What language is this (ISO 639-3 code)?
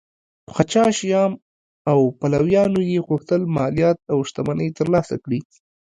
pus